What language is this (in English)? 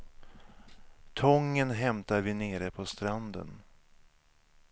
Swedish